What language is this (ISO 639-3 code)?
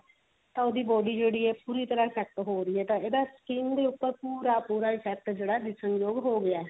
pan